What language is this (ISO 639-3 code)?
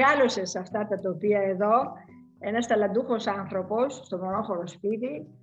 ell